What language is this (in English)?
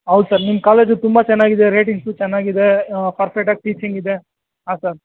Kannada